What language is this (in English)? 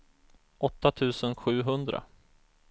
Swedish